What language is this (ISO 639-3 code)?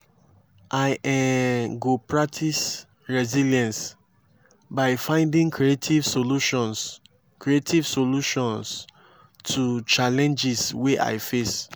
pcm